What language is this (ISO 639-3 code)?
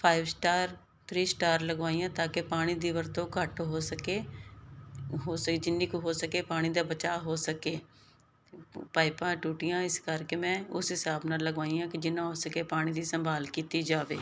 pan